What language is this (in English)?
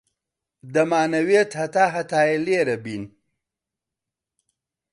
Central Kurdish